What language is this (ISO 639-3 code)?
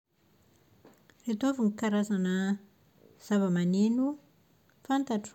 mlg